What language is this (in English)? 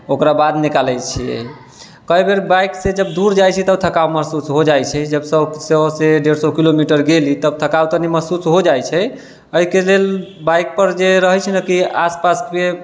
Maithili